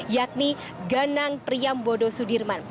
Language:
Indonesian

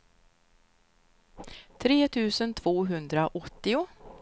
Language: Swedish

